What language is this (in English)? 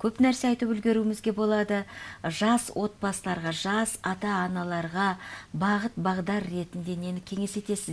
Turkish